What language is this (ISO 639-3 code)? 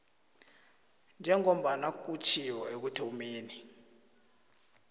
nbl